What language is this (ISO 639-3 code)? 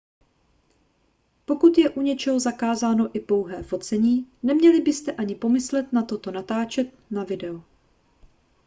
ces